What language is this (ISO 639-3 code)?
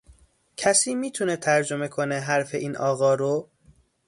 fas